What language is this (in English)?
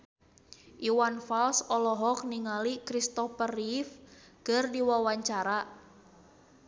Sundanese